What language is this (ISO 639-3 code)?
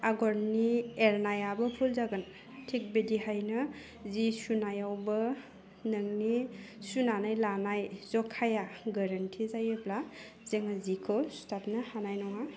brx